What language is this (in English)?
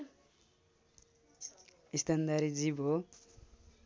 Nepali